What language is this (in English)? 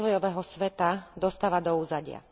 Slovak